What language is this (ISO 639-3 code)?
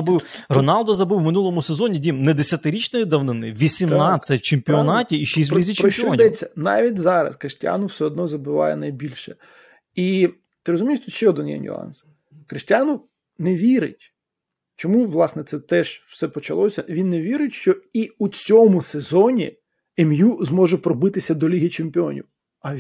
ukr